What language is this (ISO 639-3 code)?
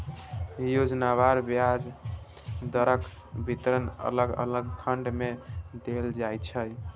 mai